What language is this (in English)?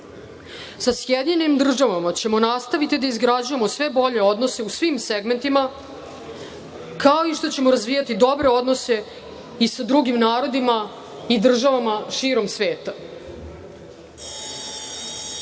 Serbian